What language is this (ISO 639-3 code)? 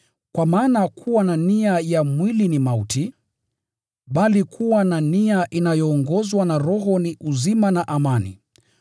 swa